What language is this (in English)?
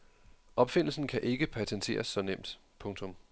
Danish